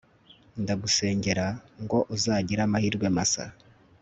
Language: Kinyarwanda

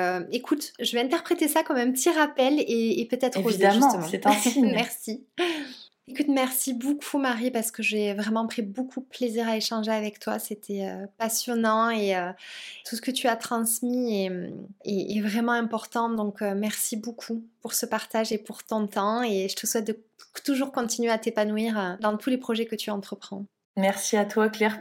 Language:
French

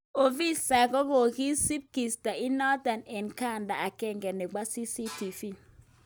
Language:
Kalenjin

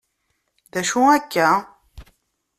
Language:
Kabyle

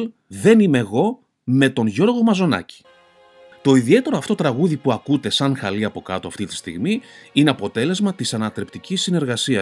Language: Greek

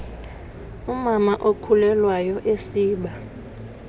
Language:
Xhosa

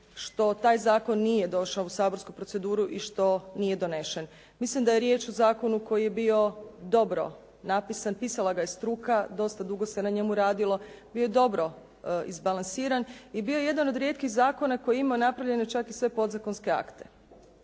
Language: Croatian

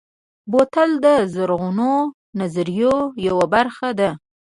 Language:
Pashto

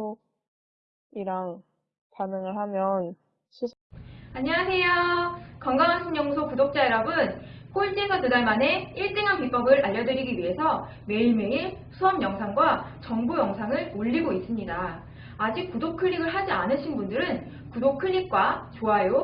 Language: Korean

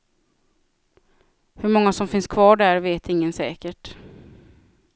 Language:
Swedish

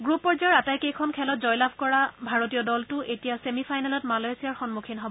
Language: Assamese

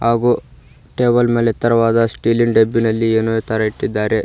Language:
Kannada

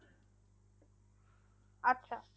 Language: Bangla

